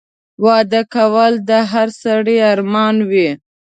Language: Pashto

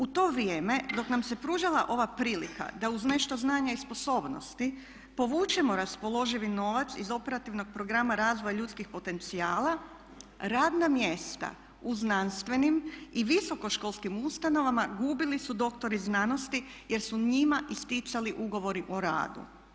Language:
Croatian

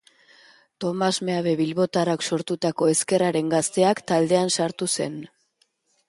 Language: Basque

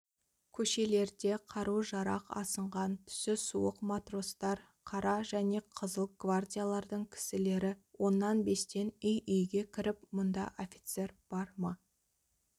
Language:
Kazakh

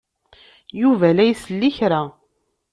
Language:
Kabyle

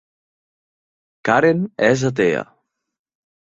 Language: Catalan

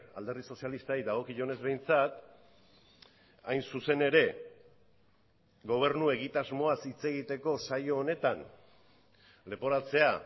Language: Basque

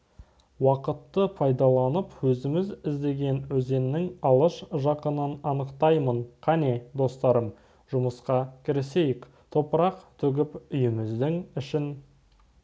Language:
Kazakh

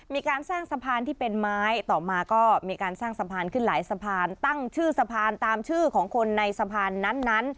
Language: Thai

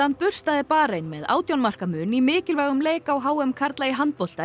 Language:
Icelandic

